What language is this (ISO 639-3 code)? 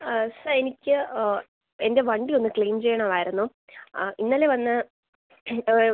mal